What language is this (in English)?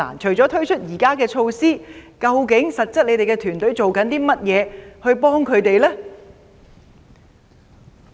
Cantonese